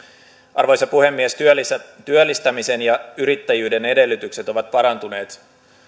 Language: Finnish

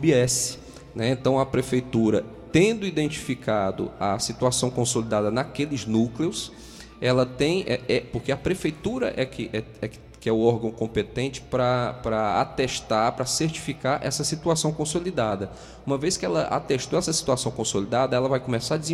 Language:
Portuguese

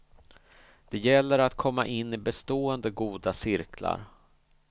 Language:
Swedish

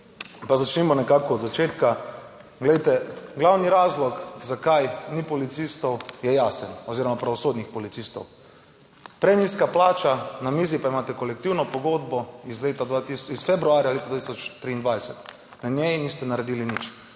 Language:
Slovenian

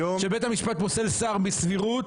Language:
Hebrew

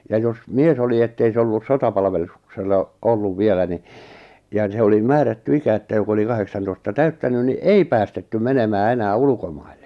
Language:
Finnish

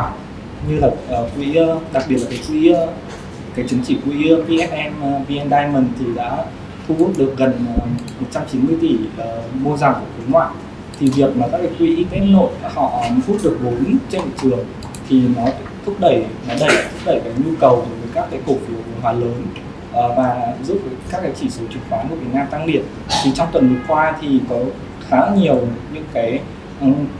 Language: Vietnamese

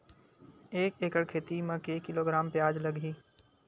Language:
Chhattisgarhi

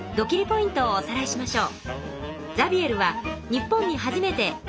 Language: Japanese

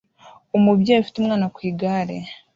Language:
Kinyarwanda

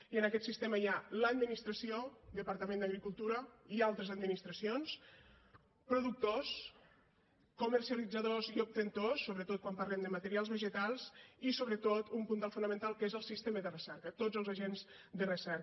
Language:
Catalan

